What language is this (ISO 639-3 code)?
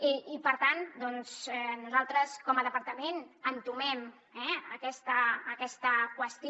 cat